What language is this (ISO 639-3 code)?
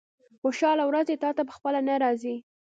pus